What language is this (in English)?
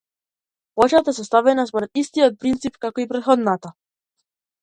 Macedonian